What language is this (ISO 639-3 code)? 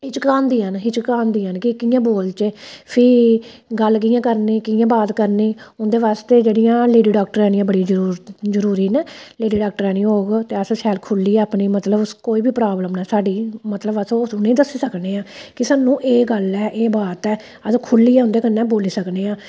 doi